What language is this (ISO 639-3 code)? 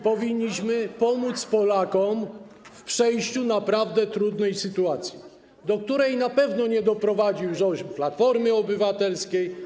pol